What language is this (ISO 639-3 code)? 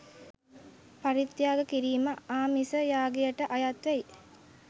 sin